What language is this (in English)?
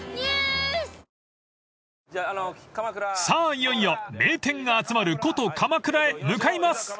Japanese